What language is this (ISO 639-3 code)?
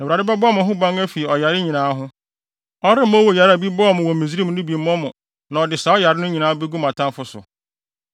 aka